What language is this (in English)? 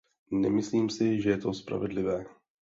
Czech